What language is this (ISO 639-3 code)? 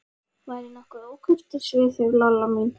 isl